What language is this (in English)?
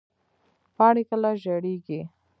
Pashto